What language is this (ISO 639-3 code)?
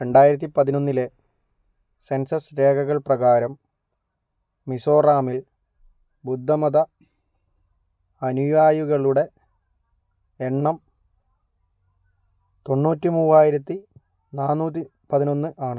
mal